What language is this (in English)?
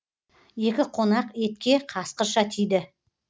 Kazakh